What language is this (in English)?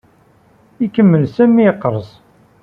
Kabyle